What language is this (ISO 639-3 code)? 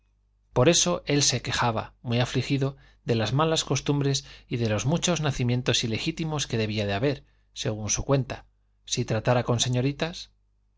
spa